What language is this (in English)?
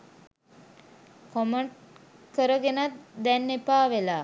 Sinhala